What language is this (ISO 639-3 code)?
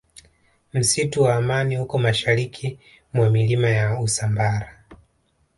swa